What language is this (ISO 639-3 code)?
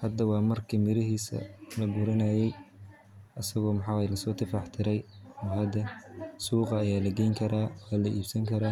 som